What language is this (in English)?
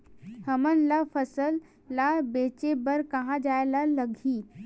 Chhattisgarhi